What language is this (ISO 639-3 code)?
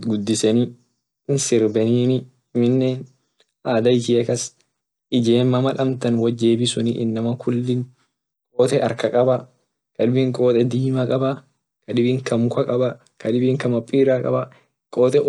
orc